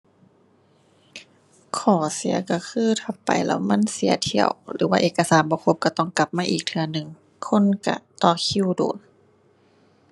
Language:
Thai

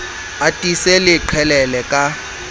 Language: Southern Sotho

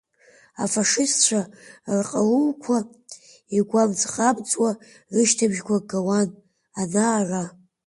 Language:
Abkhazian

